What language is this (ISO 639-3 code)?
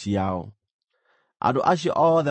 kik